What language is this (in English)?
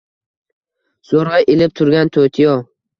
Uzbek